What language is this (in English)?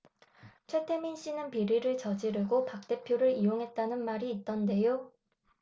Korean